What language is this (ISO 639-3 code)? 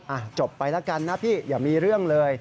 tha